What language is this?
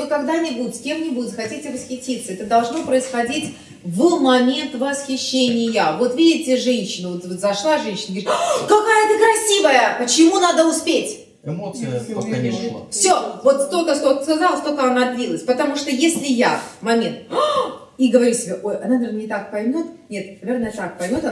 Russian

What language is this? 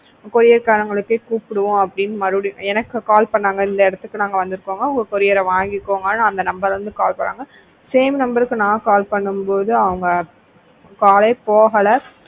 Tamil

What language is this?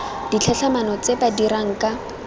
Tswana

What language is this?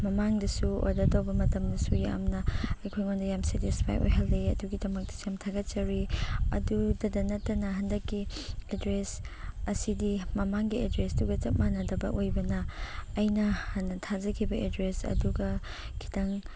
Manipuri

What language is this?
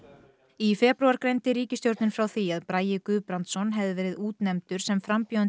Icelandic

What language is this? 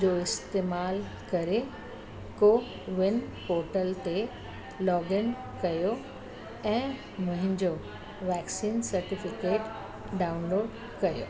Sindhi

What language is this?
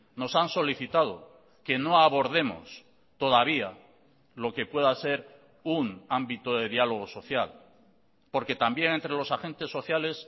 Spanish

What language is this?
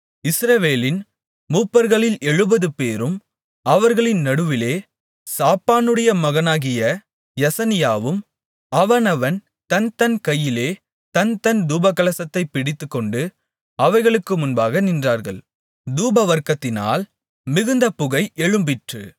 Tamil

